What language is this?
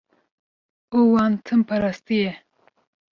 Kurdish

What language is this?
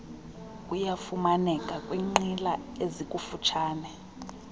Xhosa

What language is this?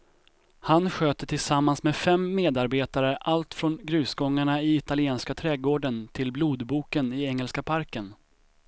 Swedish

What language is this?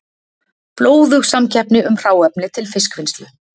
Icelandic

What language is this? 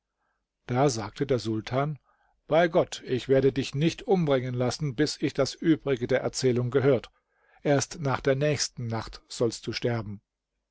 German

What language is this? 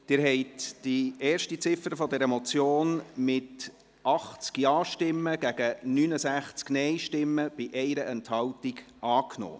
Swiss German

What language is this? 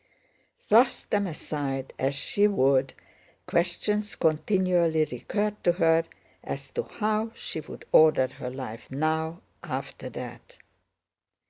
English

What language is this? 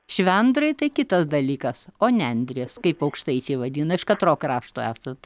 Lithuanian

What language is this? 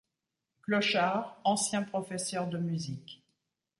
French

